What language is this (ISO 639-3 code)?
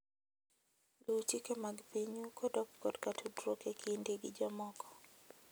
luo